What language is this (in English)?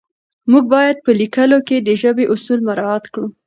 Pashto